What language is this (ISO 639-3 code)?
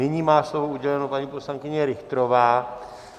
ces